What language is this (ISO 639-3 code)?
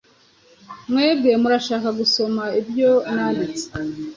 kin